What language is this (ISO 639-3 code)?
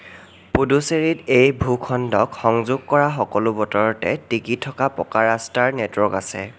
asm